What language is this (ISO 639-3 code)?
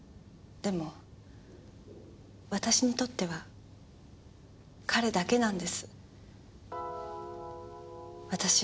jpn